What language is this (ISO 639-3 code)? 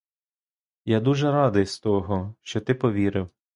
ukr